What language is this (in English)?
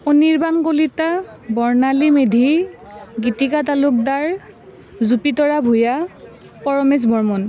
Assamese